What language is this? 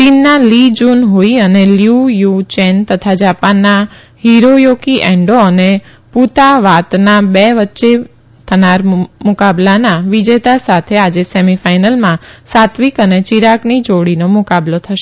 Gujarati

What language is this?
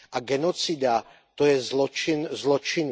Czech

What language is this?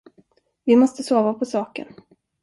Swedish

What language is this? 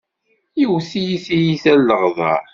Kabyle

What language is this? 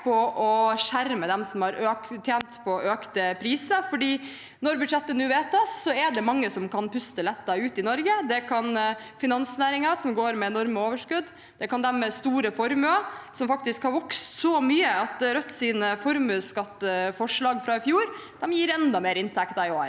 Norwegian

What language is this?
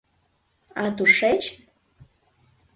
Mari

